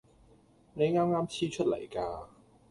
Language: Cantonese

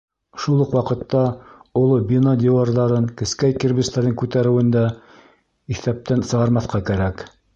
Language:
Bashkir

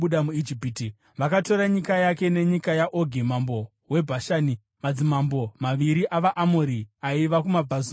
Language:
Shona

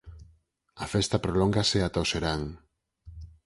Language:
Galician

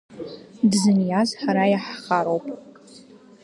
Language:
Abkhazian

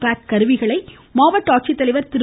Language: Tamil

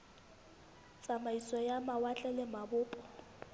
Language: Southern Sotho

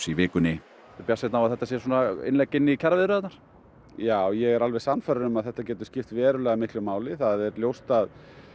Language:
Icelandic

